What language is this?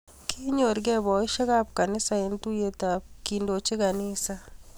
Kalenjin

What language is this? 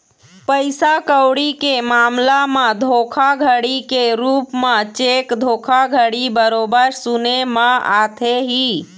Chhattisgarhi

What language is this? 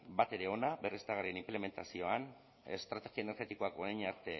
Basque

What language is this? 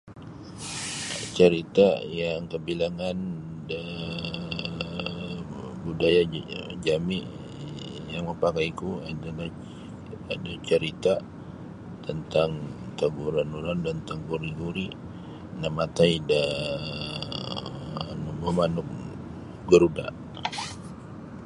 Sabah Bisaya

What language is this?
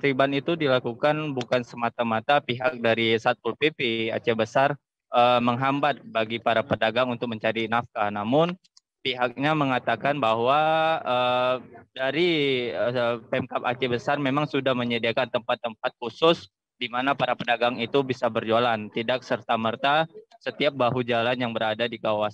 Indonesian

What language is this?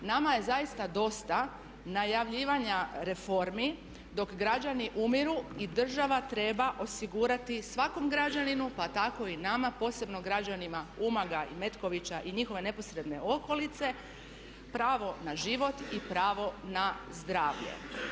Croatian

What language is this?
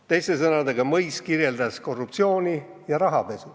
Estonian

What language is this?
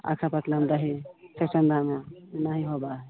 Maithili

